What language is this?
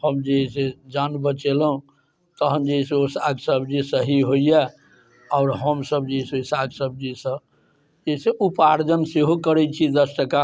Maithili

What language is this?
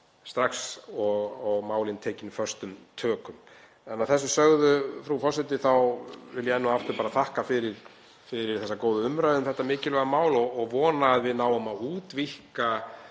Icelandic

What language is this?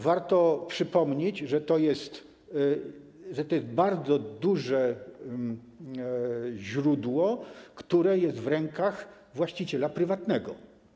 Polish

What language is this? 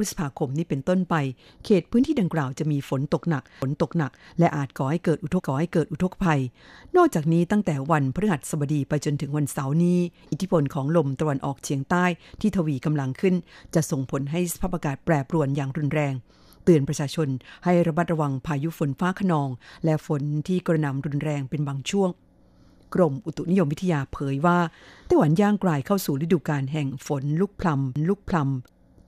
Thai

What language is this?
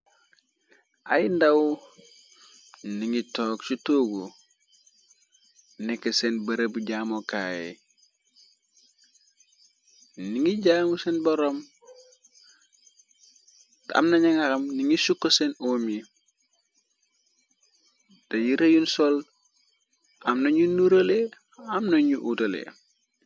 Wolof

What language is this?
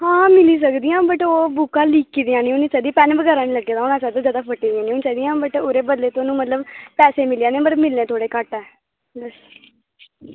Dogri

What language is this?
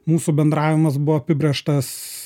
Lithuanian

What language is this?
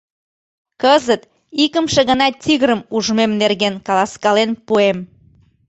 Mari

